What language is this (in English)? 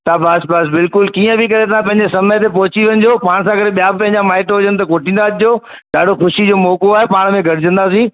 Sindhi